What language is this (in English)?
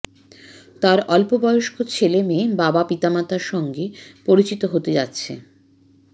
Bangla